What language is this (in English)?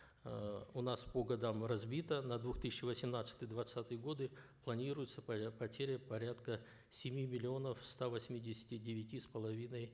Kazakh